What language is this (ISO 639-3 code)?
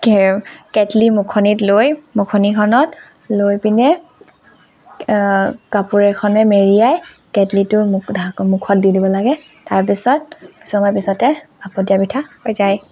asm